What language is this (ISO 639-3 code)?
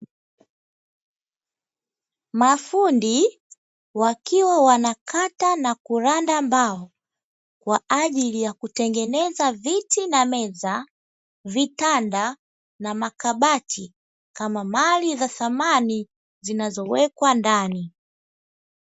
swa